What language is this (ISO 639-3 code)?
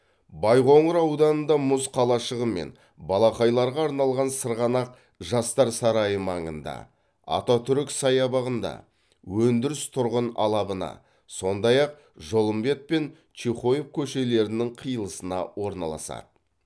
kaz